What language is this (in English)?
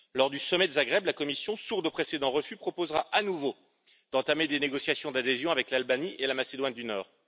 French